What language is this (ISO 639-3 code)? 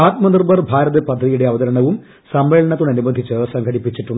mal